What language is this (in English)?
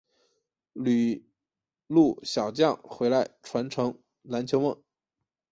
Chinese